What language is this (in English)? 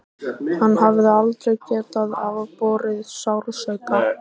Icelandic